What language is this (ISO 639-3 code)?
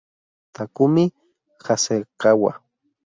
spa